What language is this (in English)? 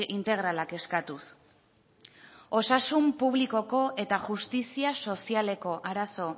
Basque